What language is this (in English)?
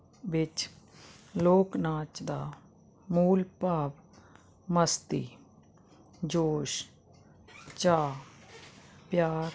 Punjabi